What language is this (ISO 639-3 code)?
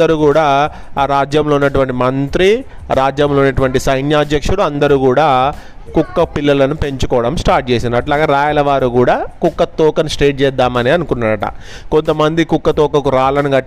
tel